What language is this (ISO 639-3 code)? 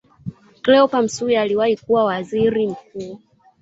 swa